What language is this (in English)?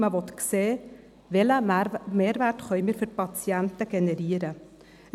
Swiss German